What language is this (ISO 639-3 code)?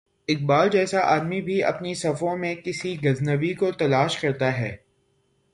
urd